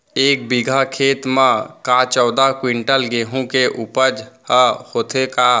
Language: Chhattisgarhi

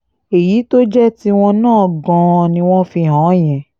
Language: Yoruba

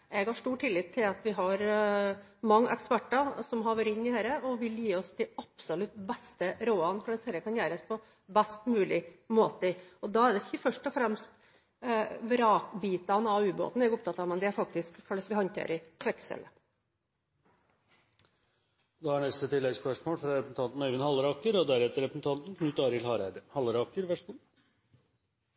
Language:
Norwegian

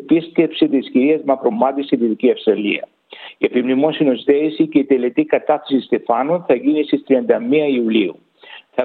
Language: Greek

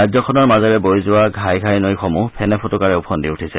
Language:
Assamese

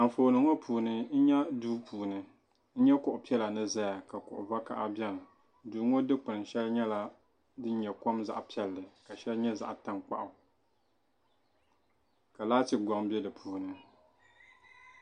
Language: Dagbani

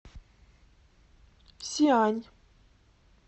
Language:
Russian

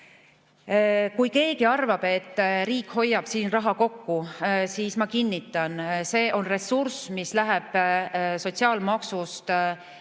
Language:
Estonian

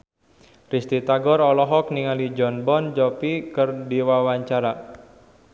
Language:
Sundanese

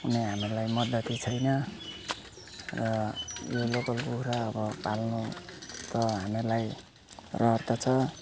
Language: Nepali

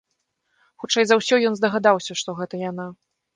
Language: Belarusian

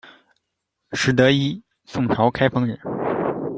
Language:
Chinese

